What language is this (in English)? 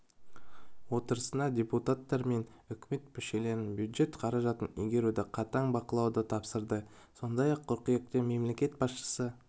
Kazakh